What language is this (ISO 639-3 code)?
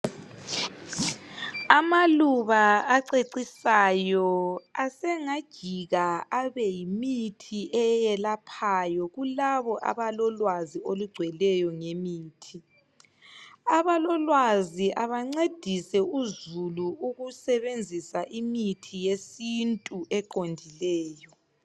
nde